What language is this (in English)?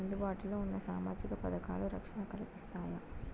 Telugu